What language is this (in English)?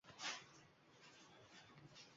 Uzbek